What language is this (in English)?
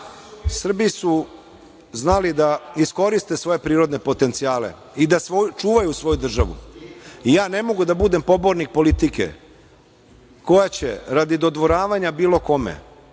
Serbian